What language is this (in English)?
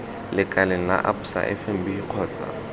Tswana